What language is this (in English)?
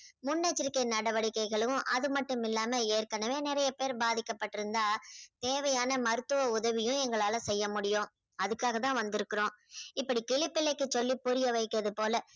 Tamil